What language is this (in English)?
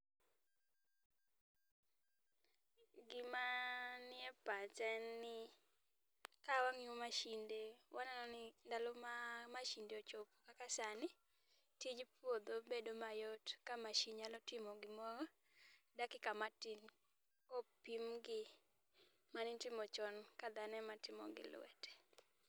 Luo (Kenya and Tanzania)